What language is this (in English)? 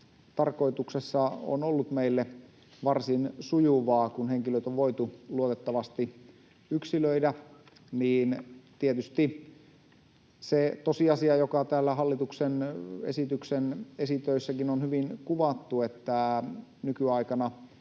Finnish